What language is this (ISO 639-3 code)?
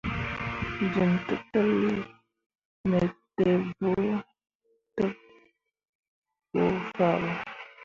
mua